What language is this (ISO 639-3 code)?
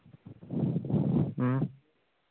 kas